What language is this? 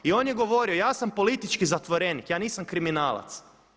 Croatian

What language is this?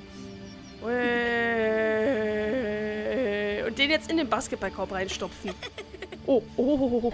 German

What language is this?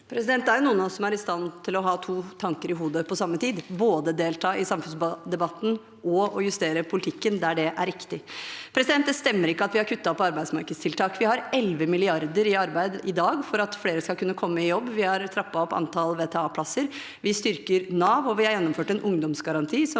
Norwegian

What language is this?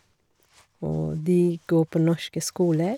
Norwegian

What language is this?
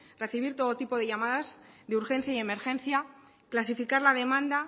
Spanish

